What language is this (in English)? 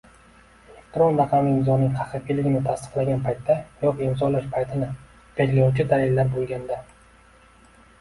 Uzbek